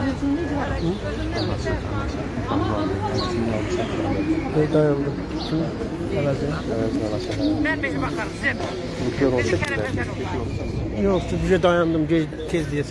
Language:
Turkish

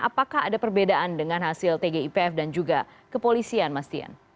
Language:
Indonesian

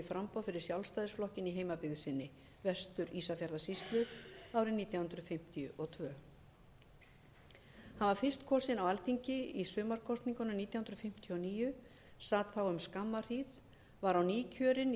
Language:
Icelandic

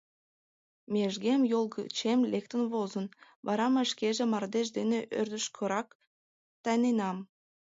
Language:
Mari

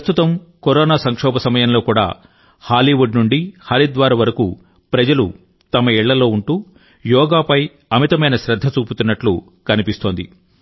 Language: Telugu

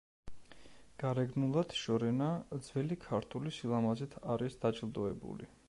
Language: Georgian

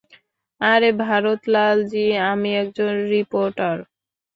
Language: Bangla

